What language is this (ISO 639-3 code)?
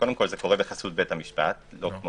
heb